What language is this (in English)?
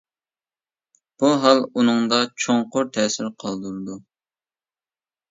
Uyghur